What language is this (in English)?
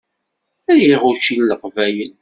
Kabyle